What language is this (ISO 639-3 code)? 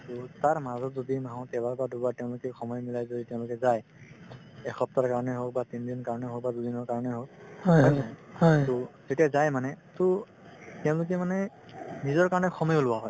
asm